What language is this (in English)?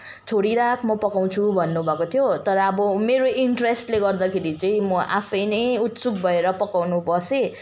Nepali